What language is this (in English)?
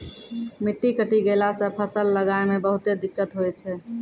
Maithili